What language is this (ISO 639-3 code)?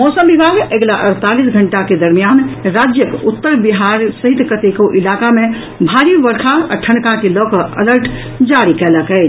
mai